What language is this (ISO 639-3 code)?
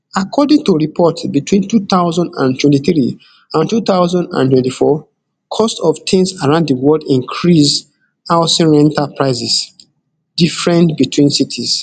pcm